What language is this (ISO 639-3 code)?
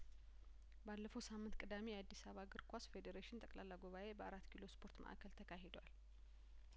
amh